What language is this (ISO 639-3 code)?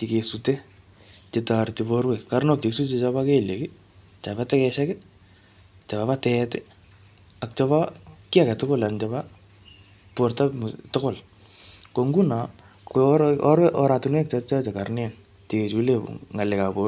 kln